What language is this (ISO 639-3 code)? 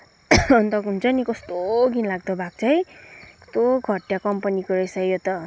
nep